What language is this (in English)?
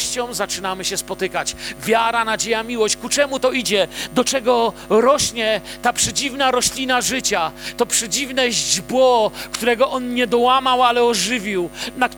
Polish